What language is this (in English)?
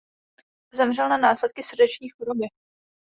Czech